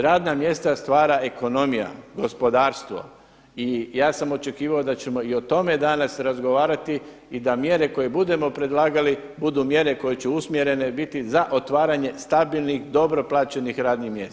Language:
Croatian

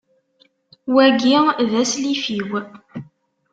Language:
Kabyle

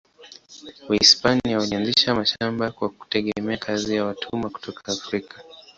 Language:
Swahili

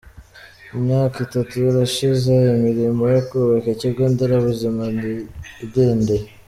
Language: Kinyarwanda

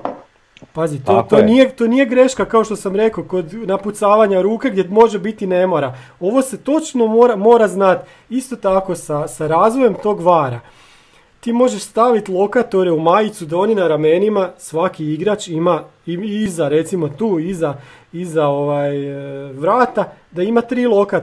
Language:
Croatian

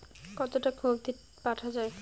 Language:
Bangla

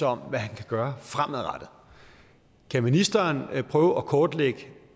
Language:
Danish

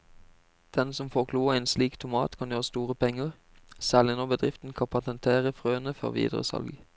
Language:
Norwegian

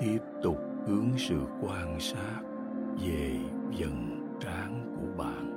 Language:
Vietnamese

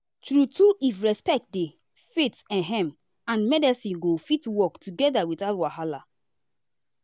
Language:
Nigerian Pidgin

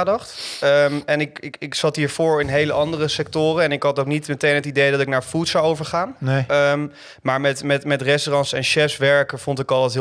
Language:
Dutch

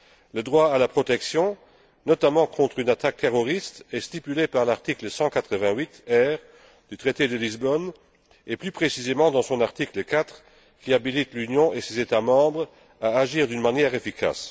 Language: French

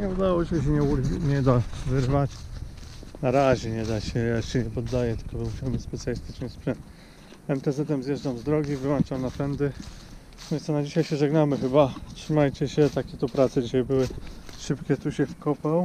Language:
Polish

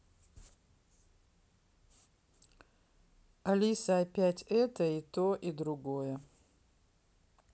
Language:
Russian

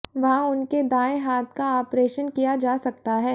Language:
Hindi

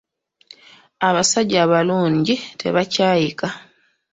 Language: Ganda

